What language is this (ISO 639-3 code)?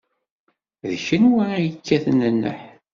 kab